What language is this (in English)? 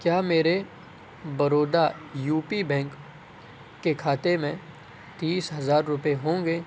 Urdu